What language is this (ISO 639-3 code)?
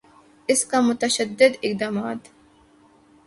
urd